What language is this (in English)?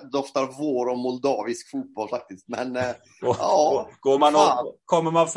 Swedish